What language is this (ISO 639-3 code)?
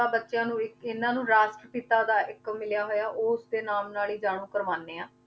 pan